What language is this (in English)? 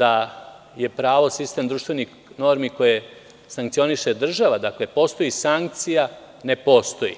Serbian